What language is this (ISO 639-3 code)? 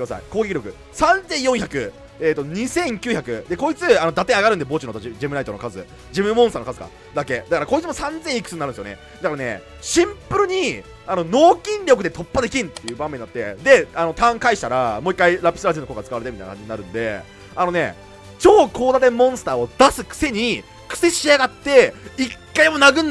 jpn